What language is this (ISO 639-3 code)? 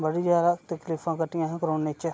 doi